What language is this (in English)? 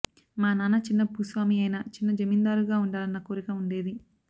Telugu